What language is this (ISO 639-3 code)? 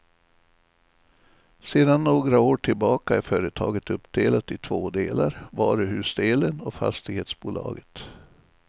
swe